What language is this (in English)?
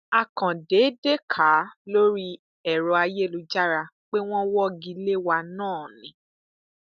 Yoruba